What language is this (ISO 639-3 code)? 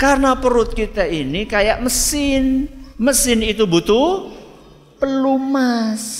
ind